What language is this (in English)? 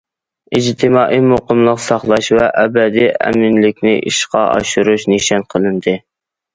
Uyghur